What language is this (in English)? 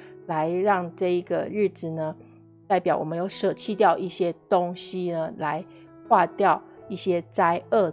Chinese